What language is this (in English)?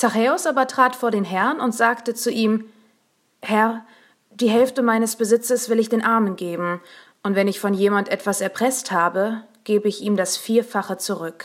German